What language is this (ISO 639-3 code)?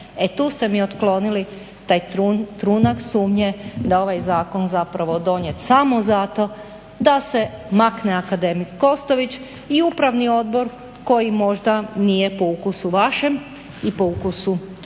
hrv